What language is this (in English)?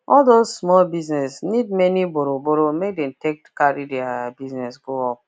Nigerian Pidgin